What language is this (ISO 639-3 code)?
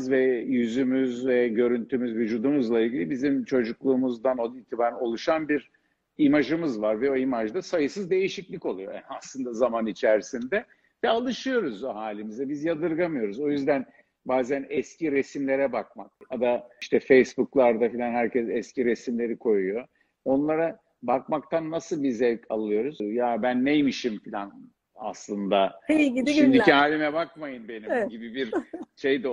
tur